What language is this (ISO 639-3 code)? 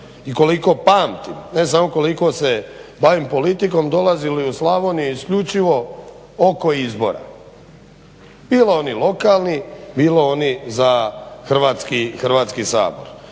hrv